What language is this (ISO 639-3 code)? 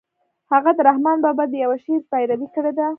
pus